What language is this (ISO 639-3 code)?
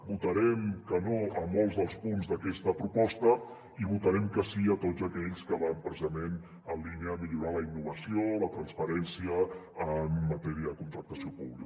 cat